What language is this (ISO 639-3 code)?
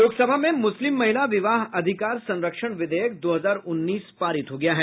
hin